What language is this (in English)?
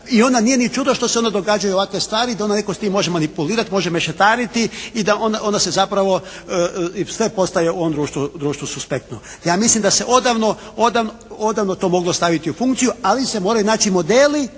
Croatian